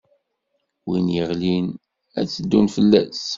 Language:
Kabyle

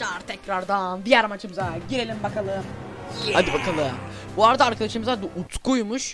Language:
Turkish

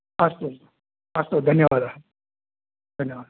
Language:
Sanskrit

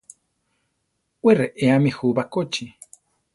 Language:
Central Tarahumara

